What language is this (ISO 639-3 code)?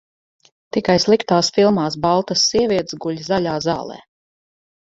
lav